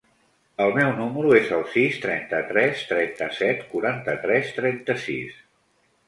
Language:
Catalan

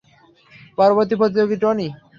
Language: Bangla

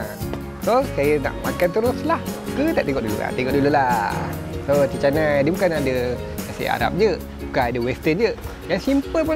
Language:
Malay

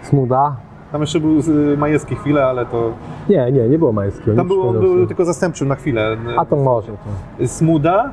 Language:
Polish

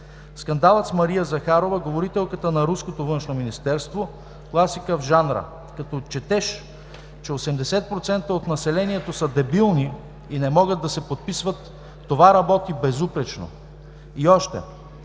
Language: Bulgarian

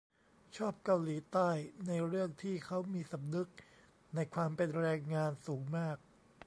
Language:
Thai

